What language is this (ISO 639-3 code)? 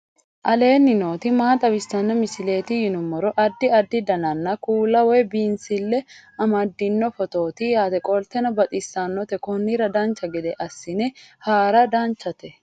sid